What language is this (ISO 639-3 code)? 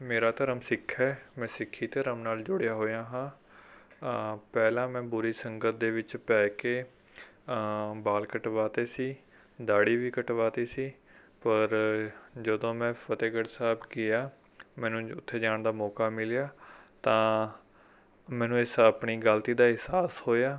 pan